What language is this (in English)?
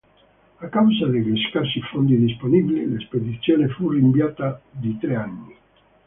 Italian